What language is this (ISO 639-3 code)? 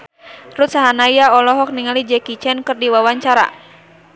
sun